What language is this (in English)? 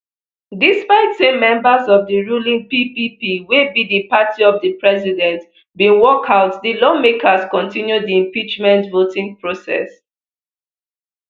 Nigerian Pidgin